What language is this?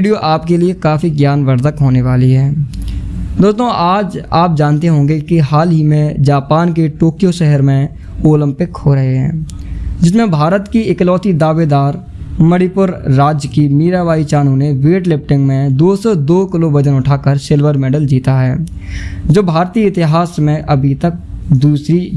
Hindi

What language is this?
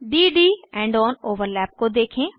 Hindi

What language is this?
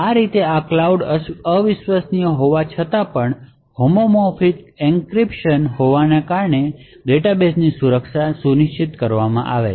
Gujarati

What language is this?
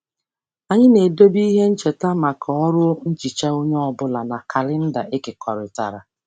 Igbo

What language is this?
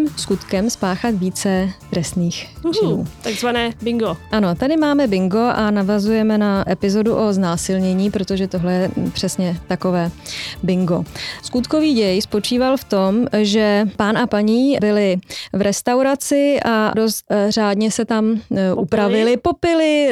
Czech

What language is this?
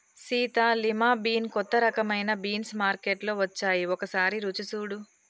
Telugu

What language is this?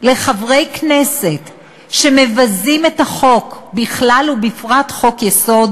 Hebrew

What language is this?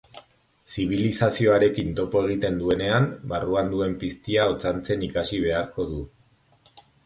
Basque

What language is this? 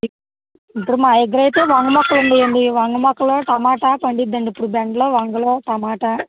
Telugu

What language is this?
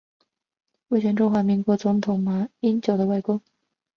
Chinese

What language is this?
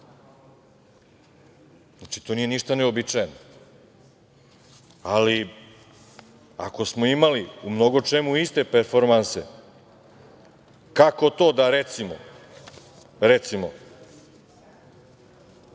Serbian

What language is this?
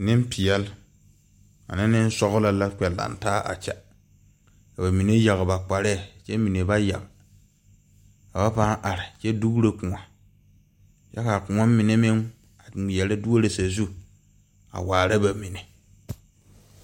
Southern Dagaare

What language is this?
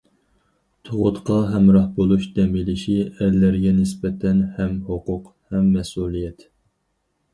Uyghur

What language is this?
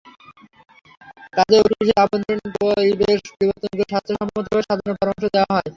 Bangla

